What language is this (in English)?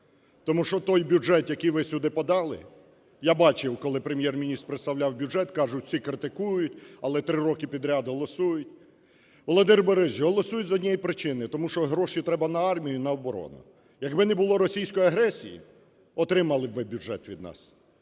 Ukrainian